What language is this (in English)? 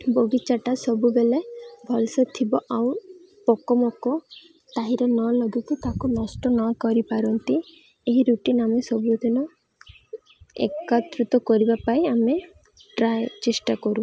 Odia